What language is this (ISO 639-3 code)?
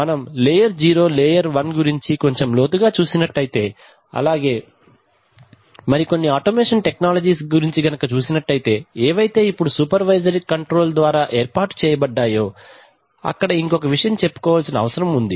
tel